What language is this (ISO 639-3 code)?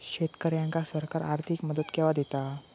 mar